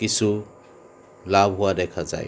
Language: Assamese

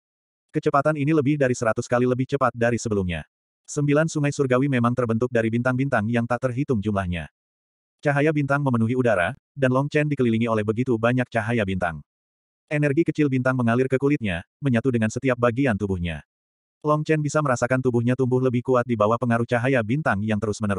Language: Indonesian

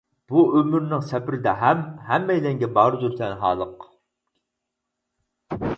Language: Uyghur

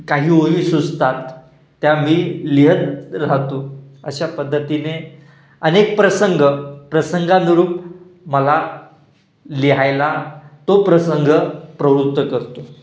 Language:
Marathi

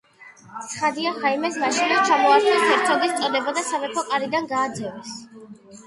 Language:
Georgian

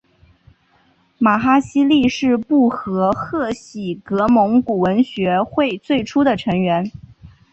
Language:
Chinese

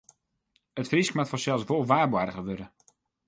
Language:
Western Frisian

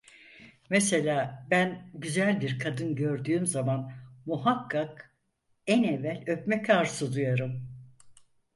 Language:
Turkish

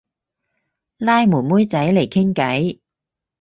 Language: Cantonese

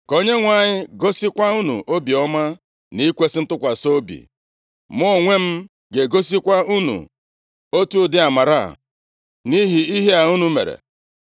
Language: Igbo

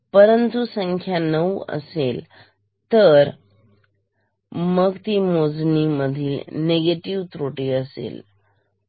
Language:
Marathi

